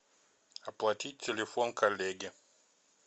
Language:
Russian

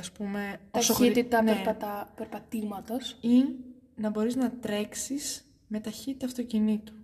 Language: Greek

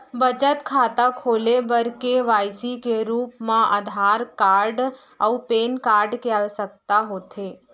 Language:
Chhattisgarhi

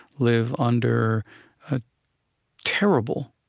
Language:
English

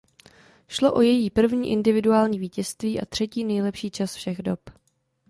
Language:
Czech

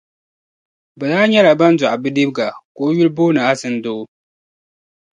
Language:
Dagbani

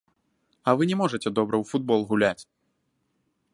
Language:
Belarusian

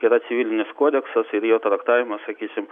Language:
Lithuanian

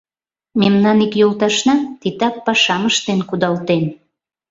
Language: Mari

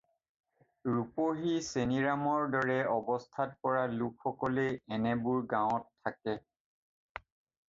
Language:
Assamese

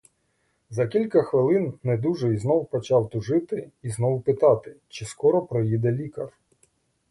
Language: Ukrainian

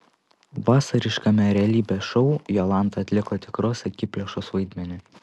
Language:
Lithuanian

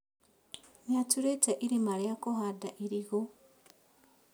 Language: Kikuyu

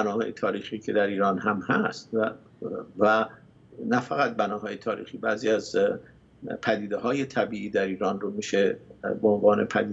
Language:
Persian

